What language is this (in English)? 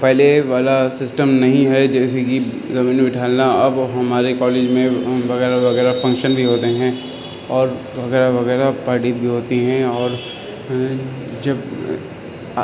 Urdu